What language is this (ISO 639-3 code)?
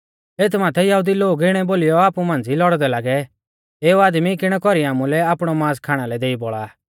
bfz